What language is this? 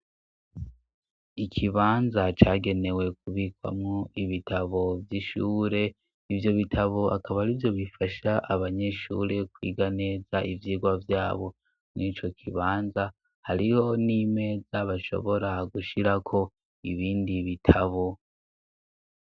Rundi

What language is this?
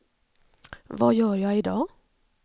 Swedish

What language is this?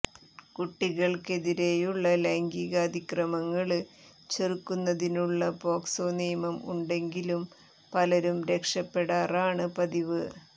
Malayalam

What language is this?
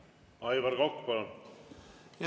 Estonian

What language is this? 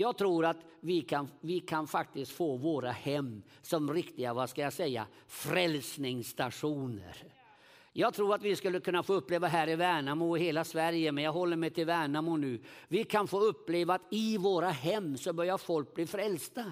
Swedish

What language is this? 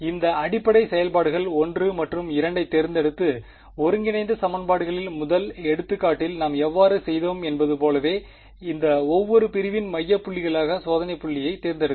Tamil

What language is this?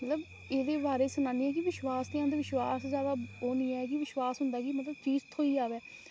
Dogri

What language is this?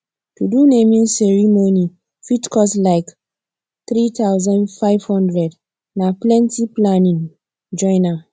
Nigerian Pidgin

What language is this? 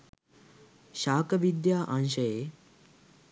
Sinhala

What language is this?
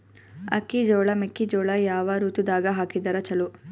Kannada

